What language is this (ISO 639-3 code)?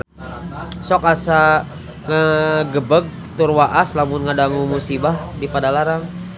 sun